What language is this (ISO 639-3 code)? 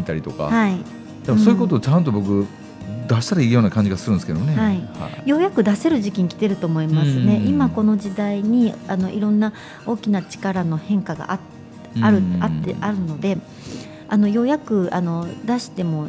jpn